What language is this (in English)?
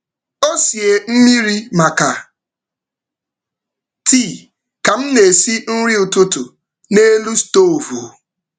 Igbo